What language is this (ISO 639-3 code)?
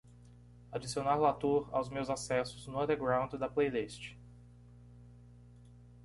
por